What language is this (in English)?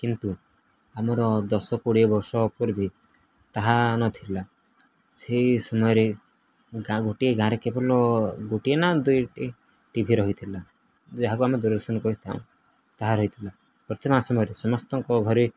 Odia